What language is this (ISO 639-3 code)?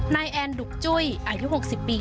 tha